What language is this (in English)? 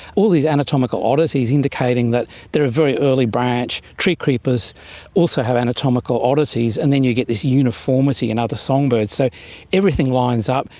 English